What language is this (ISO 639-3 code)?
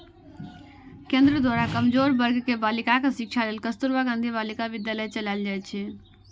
mai